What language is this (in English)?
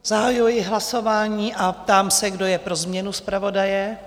Czech